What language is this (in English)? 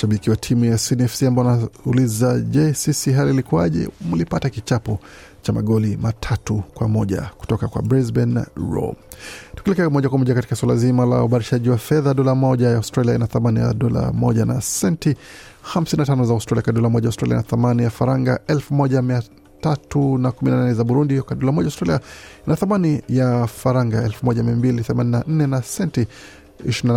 Swahili